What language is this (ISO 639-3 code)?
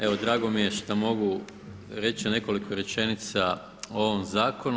hrv